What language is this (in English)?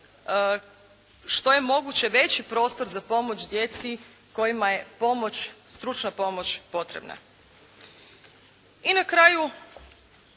Croatian